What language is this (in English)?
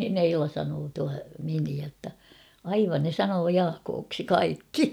Finnish